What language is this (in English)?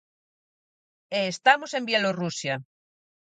Galician